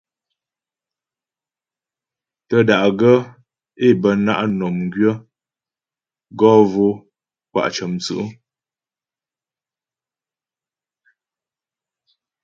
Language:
Ghomala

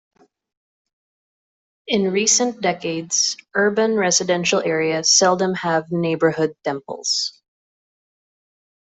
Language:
English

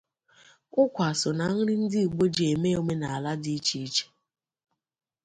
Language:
Igbo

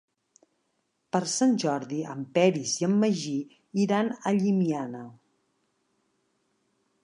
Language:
Catalan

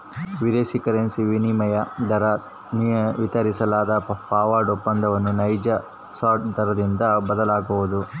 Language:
Kannada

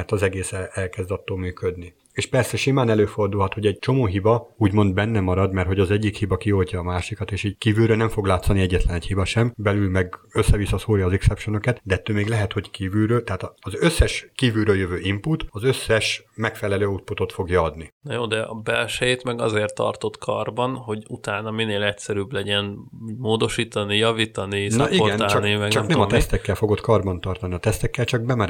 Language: Hungarian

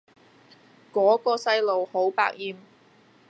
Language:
Cantonese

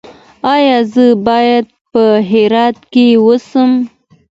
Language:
Pashto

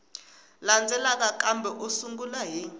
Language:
Tsonga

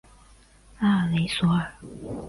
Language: Chinese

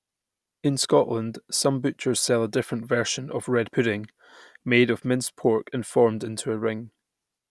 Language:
English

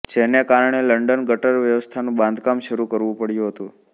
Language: Gujarati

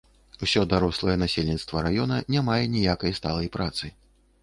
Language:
Belarusian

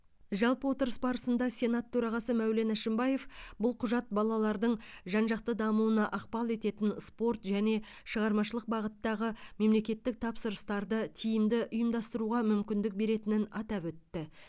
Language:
Kazakh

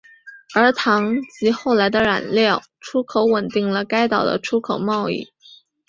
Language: Chinese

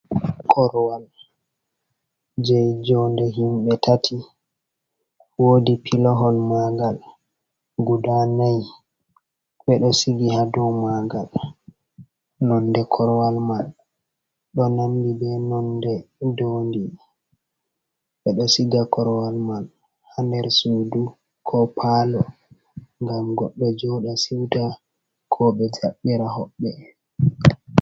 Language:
Fula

